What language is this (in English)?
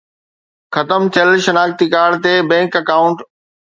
Sindhi